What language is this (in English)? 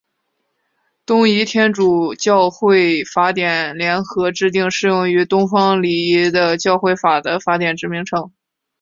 Chinese